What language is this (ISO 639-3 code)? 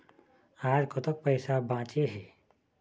hne